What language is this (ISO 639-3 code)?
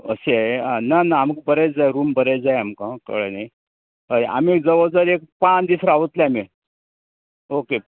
kok